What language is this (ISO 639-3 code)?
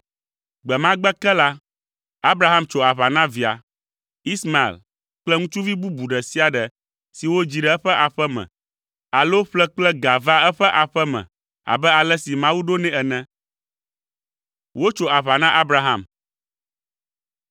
ewe